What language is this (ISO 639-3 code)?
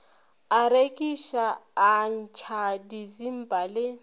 nso